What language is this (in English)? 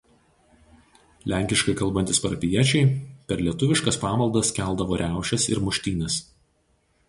Lithuanian